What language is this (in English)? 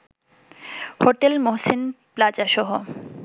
Bangla